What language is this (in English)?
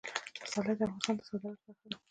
Pashto